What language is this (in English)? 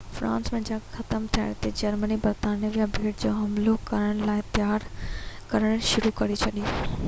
Sindhi